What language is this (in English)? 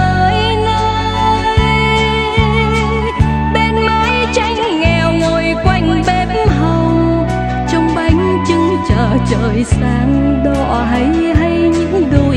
Vietnamese